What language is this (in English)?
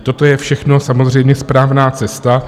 Czech